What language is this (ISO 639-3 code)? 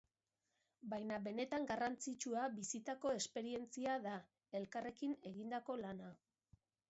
eus